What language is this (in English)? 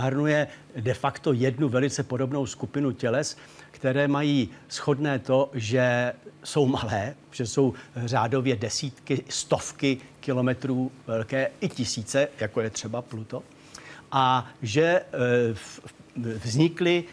Czech